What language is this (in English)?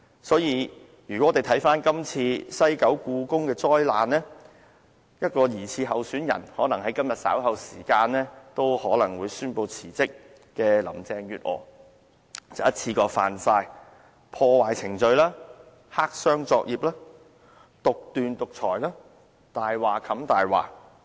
Cantonese